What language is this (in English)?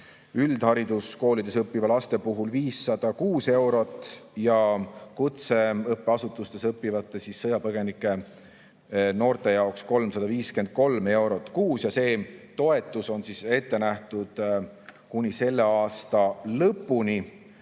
Estonian